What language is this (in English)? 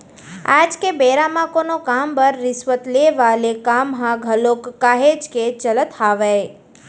Chhattisgarhi